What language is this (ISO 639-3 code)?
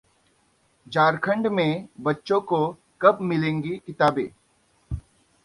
hin